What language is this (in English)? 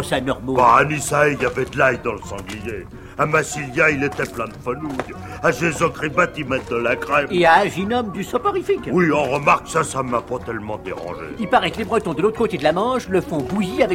French